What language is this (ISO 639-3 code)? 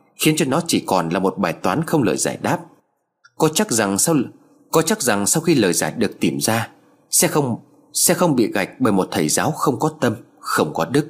vie